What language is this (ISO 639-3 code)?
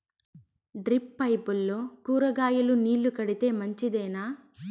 tel